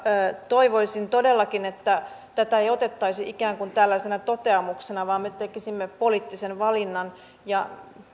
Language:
Finnish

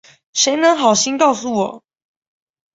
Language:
Chinese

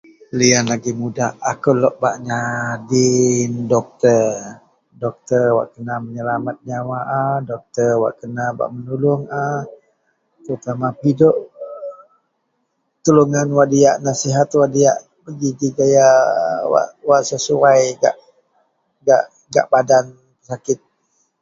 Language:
Central Melanau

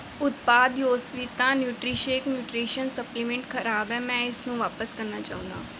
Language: Punjabi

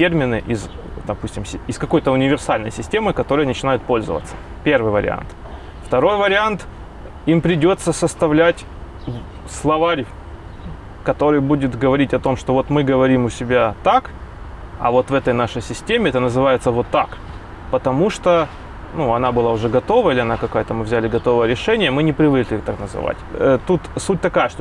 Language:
Russian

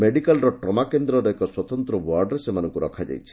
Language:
Odia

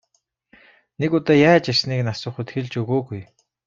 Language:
Mongolian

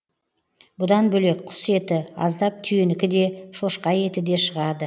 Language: Kazakh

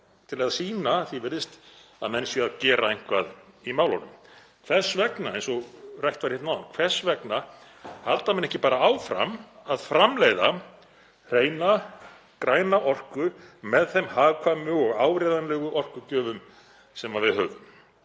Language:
Icelandic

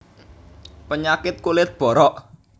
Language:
Javanese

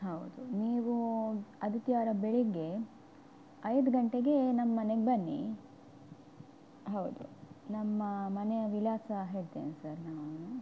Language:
Kannada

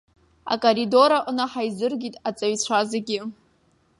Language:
Abkhazian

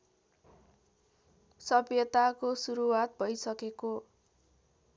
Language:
Nepali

